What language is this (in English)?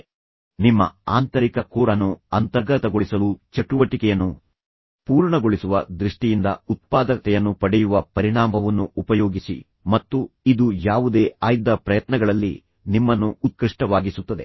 Kannada